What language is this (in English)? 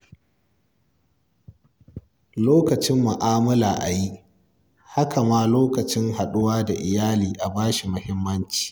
Hausa